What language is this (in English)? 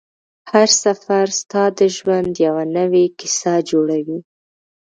Pashto